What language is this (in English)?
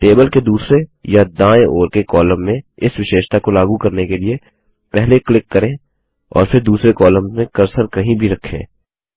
Hindi